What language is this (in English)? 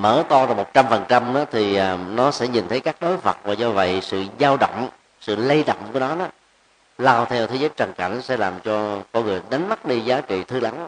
Vietnamese